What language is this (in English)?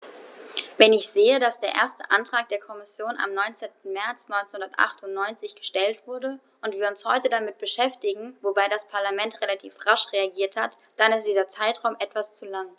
German